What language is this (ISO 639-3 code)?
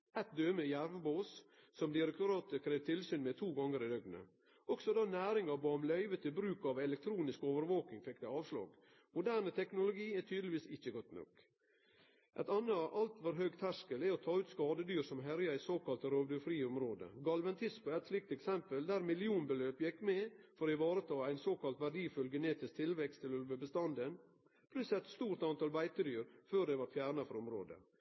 nno